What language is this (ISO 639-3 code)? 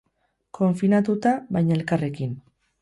eus